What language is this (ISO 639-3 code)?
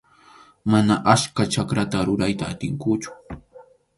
qxu